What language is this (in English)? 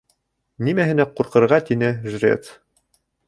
Bashkir